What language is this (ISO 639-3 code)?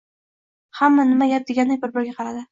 uzb